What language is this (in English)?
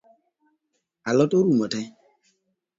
Luo (Kenya and Tanzania)